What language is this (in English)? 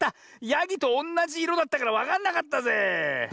Japanese